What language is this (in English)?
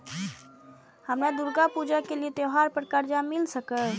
Maithili